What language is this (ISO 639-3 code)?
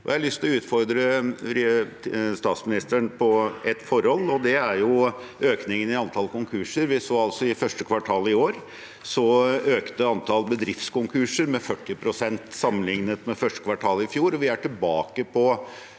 nor